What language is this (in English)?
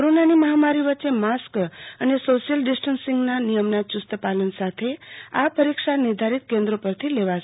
Gujarati